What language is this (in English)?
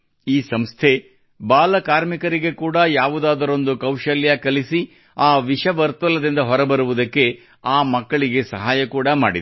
Kannada